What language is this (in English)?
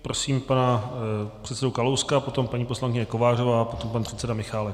Czech